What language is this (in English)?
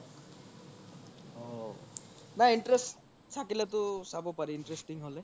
Assamese